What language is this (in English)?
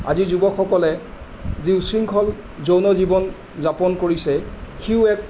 Assamese